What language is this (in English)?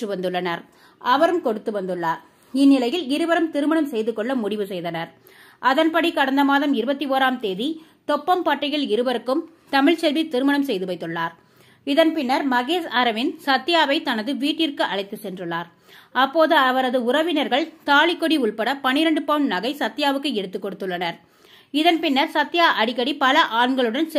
Tamil